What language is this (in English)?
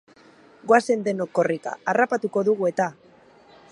Basque